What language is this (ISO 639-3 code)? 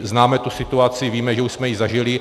ces